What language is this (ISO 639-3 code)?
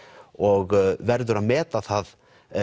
isl